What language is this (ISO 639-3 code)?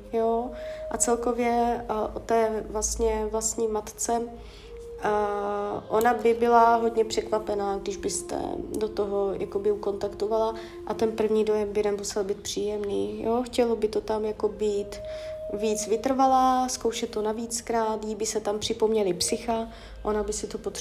ces